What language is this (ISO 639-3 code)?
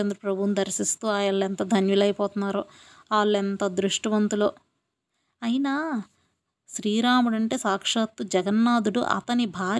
tel